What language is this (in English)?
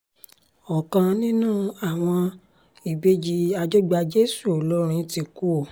Yoruba